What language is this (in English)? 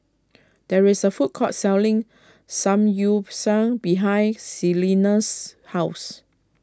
English